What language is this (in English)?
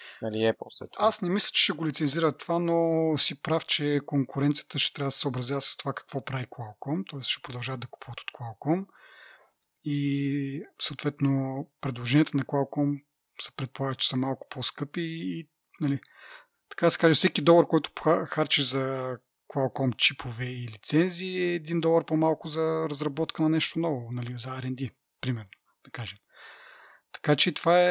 Bulgarian